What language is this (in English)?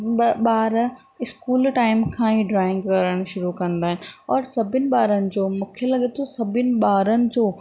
Sindhi